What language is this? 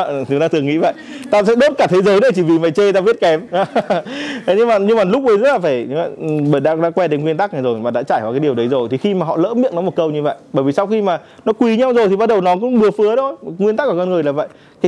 Vietnamese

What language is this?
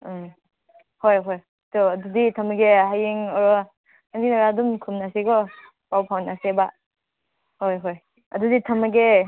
Manipuri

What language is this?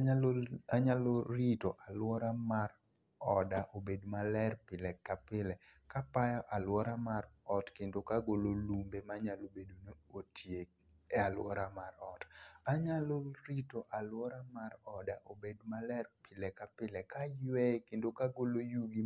Luo (Kenya and Tanzania)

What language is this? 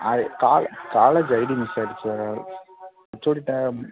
Tamil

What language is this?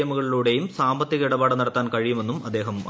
Malayalam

